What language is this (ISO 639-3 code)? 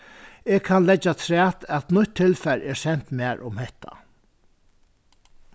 fao